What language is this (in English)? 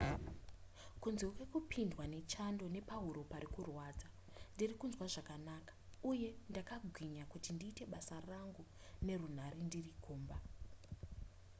Shona